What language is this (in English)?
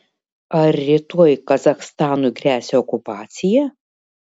Lithuanian